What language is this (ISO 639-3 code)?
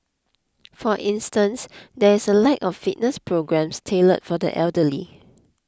eng